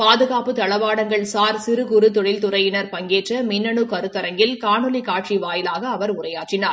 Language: Tamil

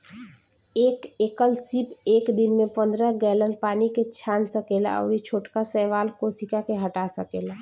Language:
Bhojpuri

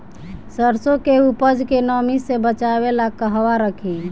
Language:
Bhojpuri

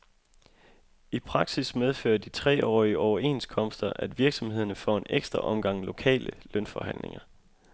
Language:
Danish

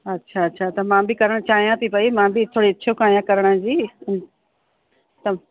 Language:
Sindhi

